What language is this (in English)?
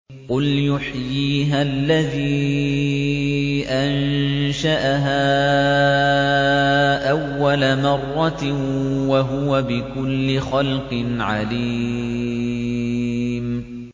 Arabic